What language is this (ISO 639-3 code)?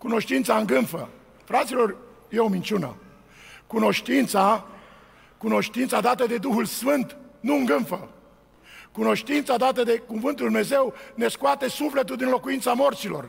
ron